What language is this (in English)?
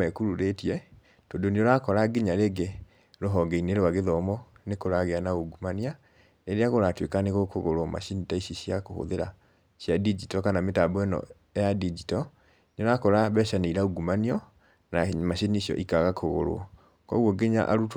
Kikuyu